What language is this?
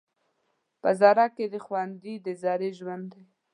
Pashto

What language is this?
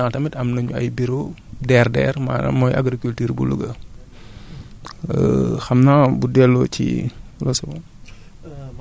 Wolof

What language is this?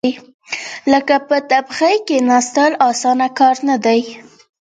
Pashto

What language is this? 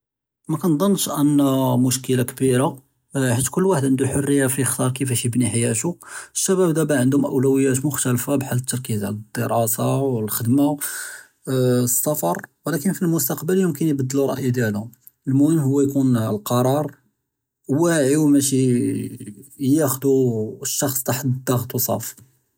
Judeo-Arabic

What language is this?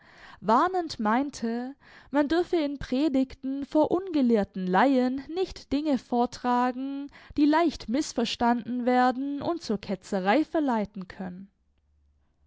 German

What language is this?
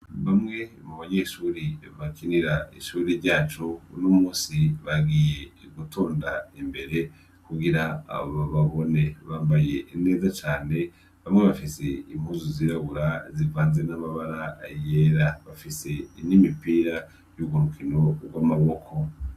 Rundi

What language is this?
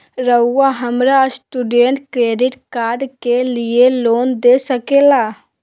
Magahi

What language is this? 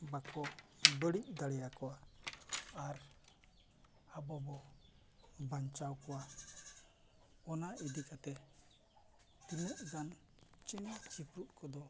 Santali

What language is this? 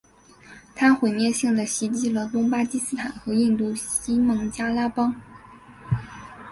Chinese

